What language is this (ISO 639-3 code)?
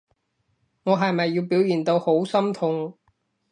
yue